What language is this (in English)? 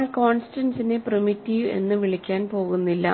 Malayalam